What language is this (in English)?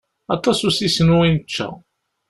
Kabyle